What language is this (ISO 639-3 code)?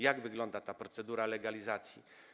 pol